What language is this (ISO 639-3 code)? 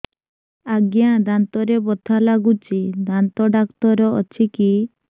ori